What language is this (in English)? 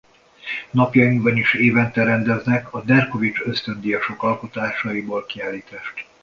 Hungarian